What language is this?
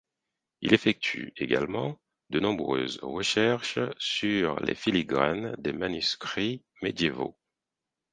French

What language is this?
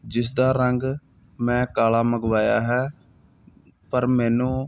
Punjabi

